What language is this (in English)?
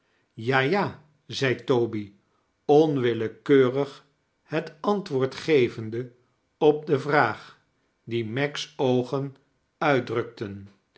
Dutch